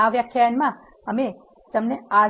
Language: Gujarati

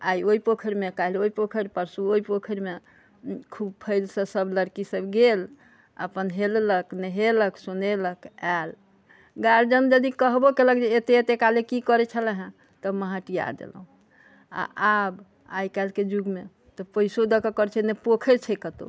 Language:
Maithili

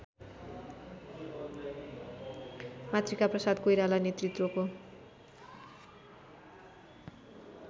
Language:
Nepali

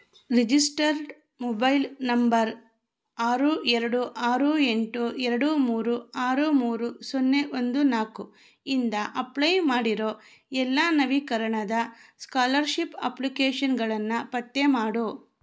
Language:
Kannada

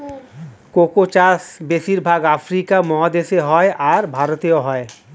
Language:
Bangla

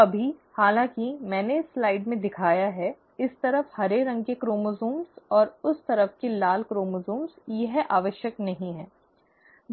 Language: Hindi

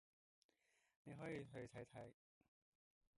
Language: Cantonese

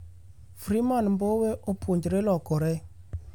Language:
Luo (Kenya and Tanzania)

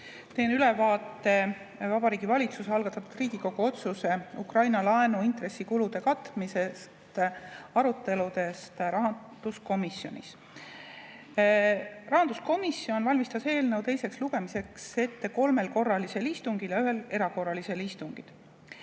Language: Estonian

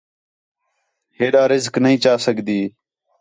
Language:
Khetrani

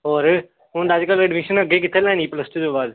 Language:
Punjabi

